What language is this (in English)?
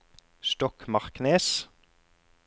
Norwegian